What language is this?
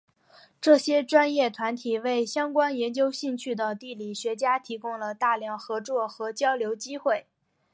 Chinese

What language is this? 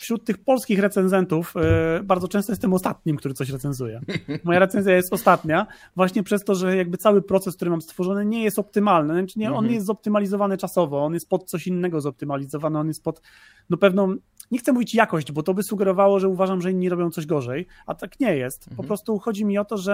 Polish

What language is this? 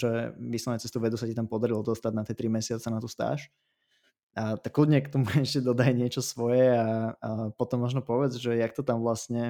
Slovak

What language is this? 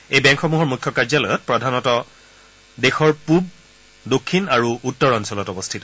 Assamese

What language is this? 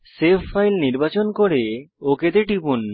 Bangla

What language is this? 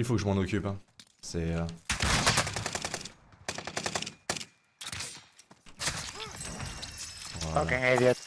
French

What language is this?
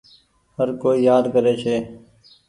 Goaria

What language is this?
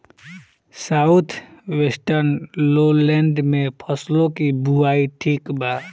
Bhojpuri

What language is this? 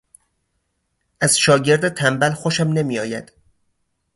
Persian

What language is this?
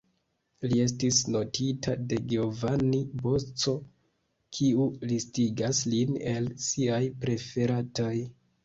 Esperanto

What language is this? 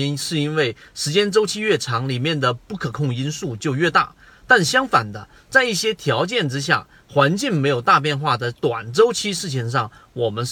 Chinese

